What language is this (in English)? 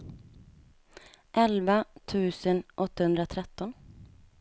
Swedish